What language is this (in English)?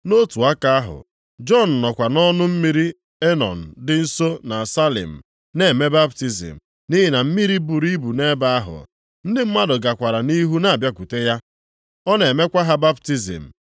Igbo